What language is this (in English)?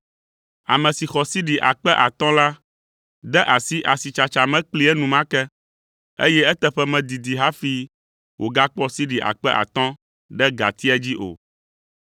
Ewe